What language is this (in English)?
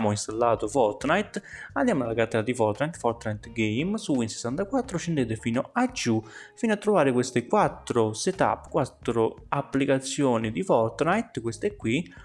Italian